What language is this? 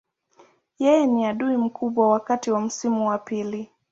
Swahili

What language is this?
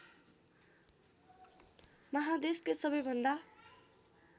Nepali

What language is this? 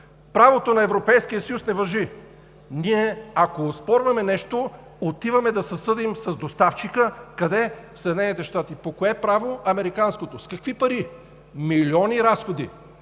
Bulgarian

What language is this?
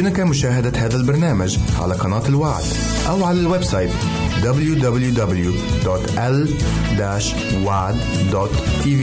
Arabic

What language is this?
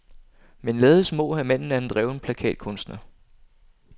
Danish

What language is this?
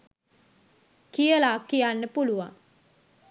Sinhala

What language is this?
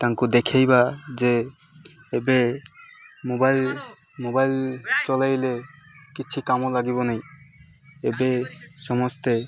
Odia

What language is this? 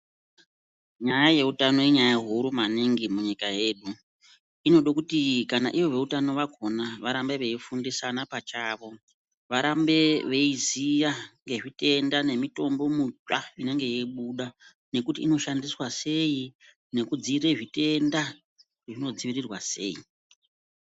Ndau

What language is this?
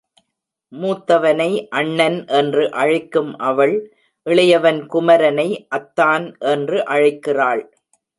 Tamil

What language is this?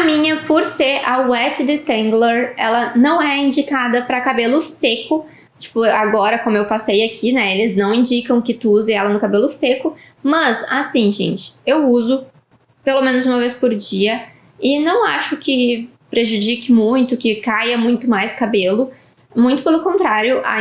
Portuguese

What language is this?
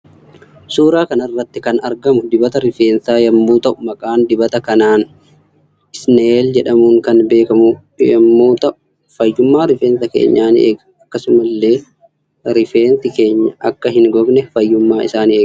Oromo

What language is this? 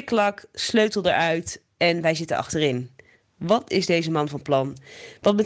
Dutch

